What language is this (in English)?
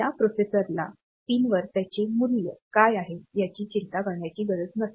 Marathi